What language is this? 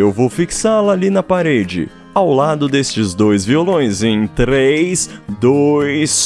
Portuguese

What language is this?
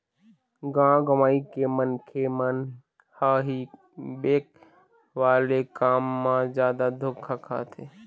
Chhattisgarhi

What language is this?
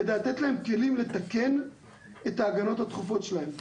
Hebrew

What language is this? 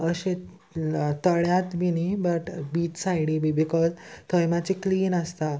Konkani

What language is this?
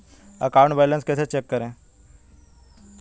Hindi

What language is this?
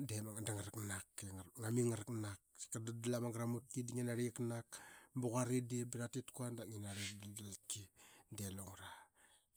Qaqet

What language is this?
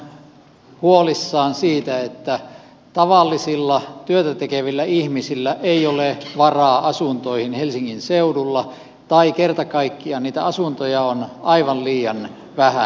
Finnish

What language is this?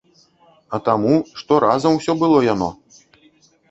Belarusian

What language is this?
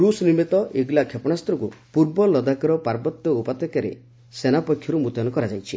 Odia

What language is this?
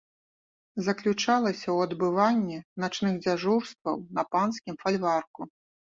Belarusian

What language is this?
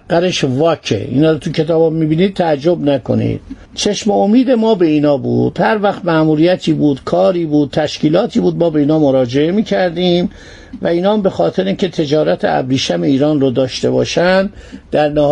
Persian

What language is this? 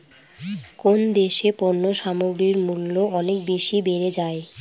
Bangla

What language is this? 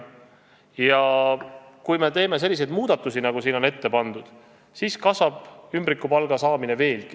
Estonian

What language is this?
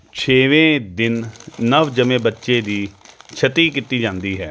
Punjabi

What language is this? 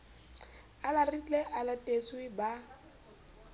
Southern Sotho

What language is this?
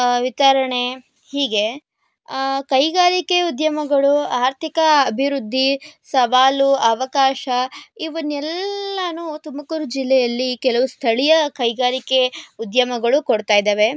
Kannada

